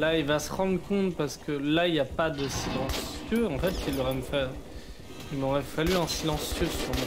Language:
French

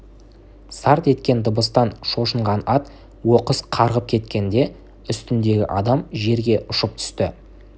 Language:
Kazakh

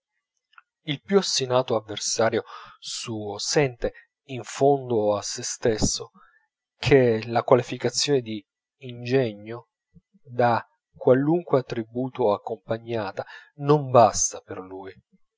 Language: Italian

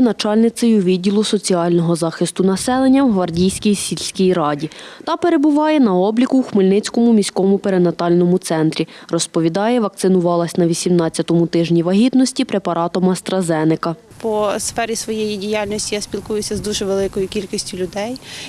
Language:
Ukrainian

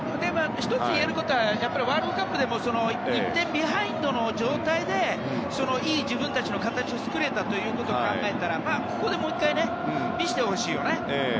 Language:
Japanese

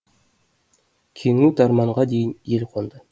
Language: Kazakh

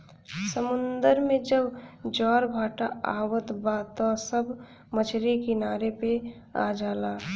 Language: Bhojpuri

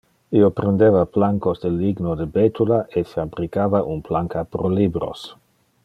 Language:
Interlingua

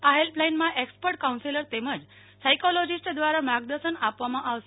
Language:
Gujarati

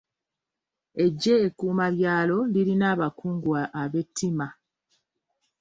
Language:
Ganda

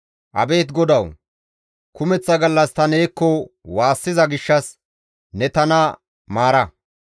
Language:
Gamo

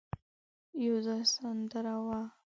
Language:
Pashto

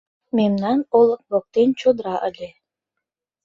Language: Mari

